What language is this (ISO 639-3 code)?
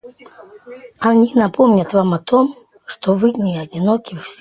rus